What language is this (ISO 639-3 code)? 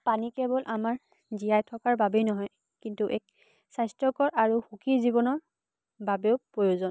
asm